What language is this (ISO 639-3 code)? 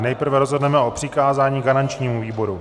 ces